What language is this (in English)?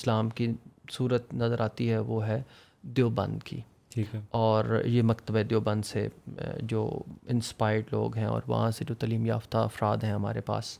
Urdu